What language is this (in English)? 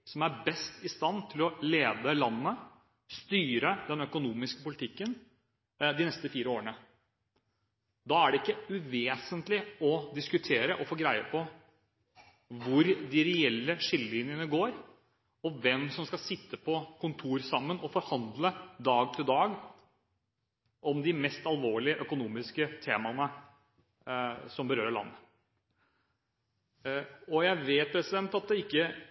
Norwegian Bokmål